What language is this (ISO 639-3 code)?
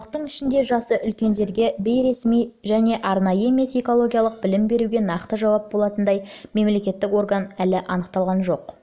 kaz